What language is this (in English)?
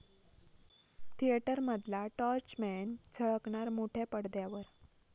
Marathi